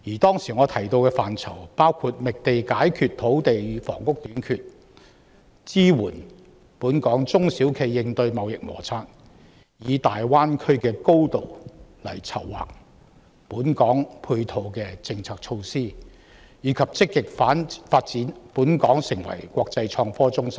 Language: Cantonese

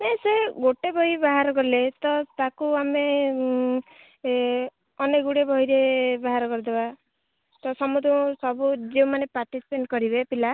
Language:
Odia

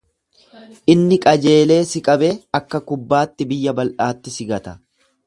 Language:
Oromo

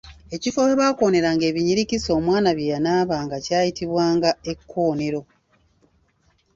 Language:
Ganda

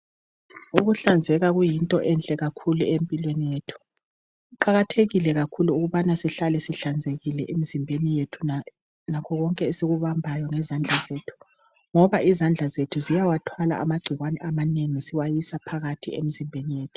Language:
North Ndebele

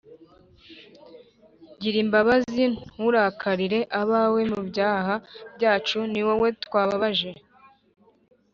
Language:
Kinyarwanda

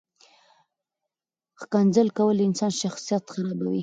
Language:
Pashto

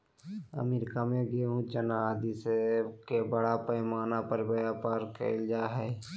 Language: Magahi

